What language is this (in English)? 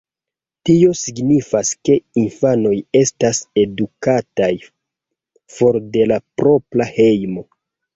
Esperanto